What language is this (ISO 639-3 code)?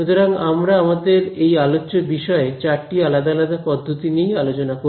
ben